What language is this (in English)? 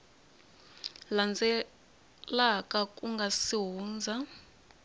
Tsonga